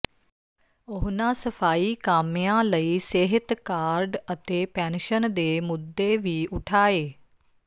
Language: Punjabi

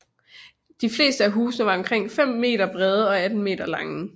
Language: Danish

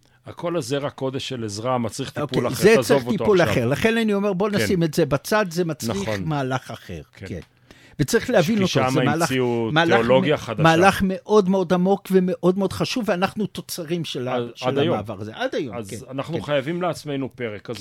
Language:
Hebrew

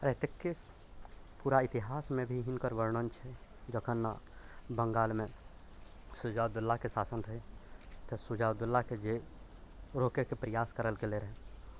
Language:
Maithili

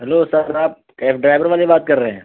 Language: Urdu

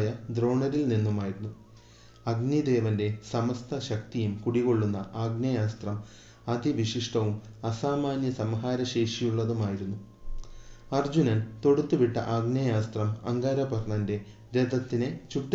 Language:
Malayalam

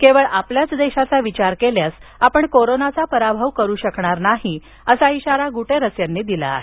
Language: Marathi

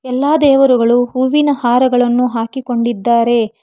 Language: Kannada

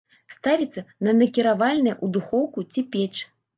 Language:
Belarusian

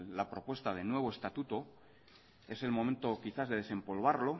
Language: Spanish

